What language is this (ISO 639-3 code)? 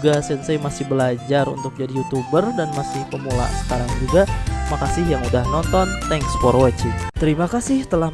ind